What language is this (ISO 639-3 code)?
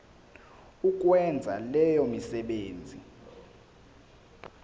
zul